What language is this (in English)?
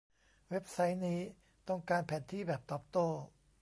Thai